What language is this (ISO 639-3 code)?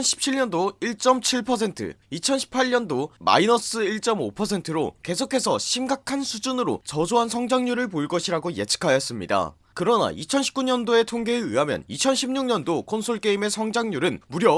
kor